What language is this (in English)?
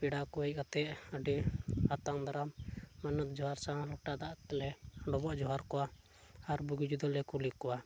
Santali